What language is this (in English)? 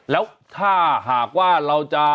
Thai